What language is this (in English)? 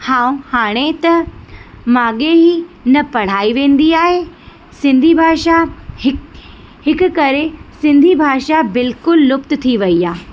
Sindhi